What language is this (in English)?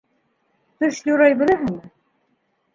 Bashkir